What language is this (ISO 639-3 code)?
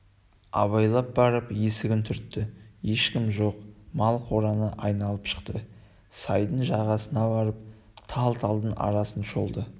kaz